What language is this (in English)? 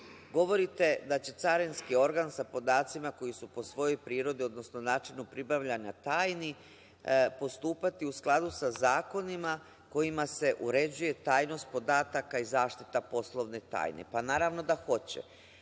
Serbian